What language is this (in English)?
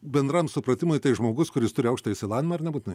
Lithuanian